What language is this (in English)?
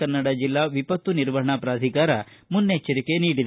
Kannada